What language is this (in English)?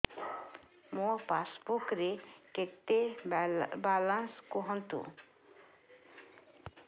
Odia